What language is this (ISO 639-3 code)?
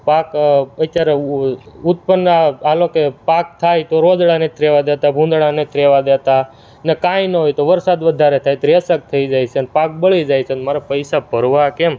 guj